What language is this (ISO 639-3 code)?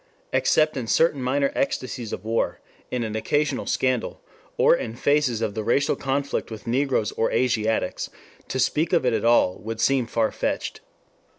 eng